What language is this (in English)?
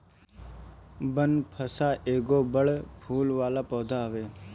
Bhojpuri